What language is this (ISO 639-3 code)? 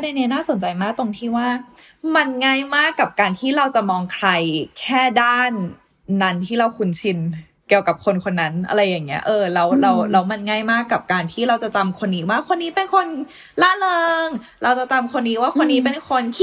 tha